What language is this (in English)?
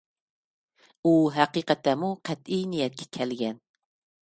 Uyghur